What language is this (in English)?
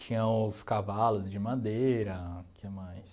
Portuguese